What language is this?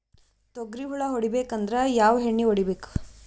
Kannada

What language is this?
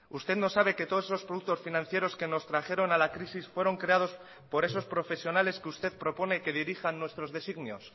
Spanish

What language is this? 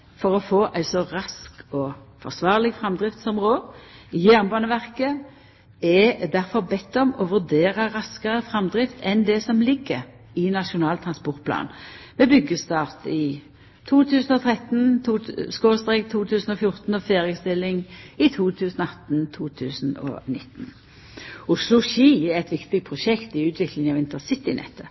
Norwegian Nynorsk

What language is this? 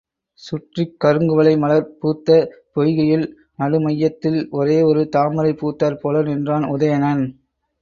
Tamil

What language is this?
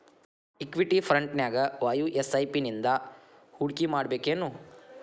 Kannada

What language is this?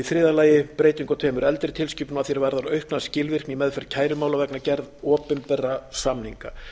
Icelandic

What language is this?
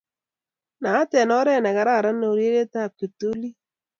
Kalenjin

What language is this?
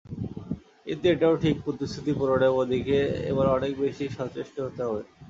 Bangla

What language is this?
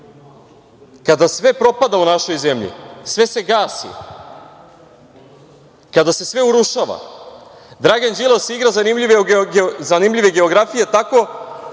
Serbian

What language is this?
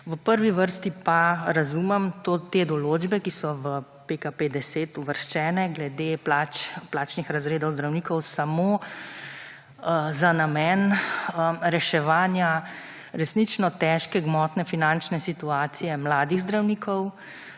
Slovenian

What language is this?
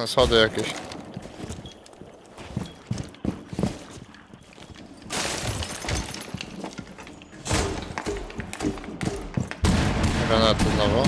Polish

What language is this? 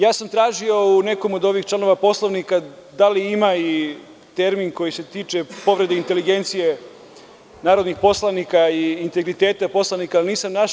Serbian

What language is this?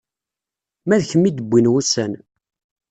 Kabyle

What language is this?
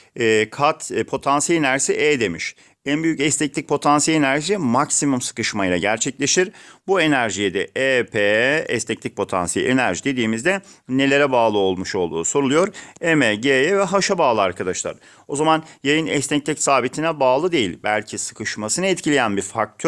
Turkish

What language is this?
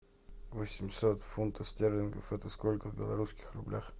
Russian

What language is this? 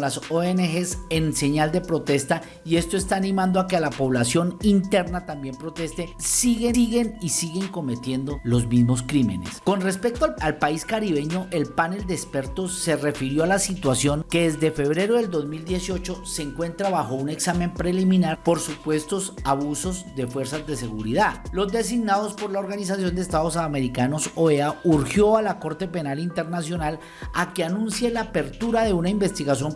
Spanish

